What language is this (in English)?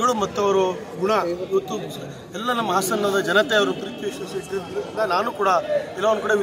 Arabic